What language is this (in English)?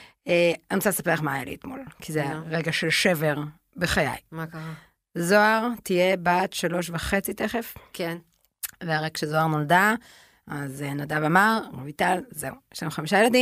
Hebrew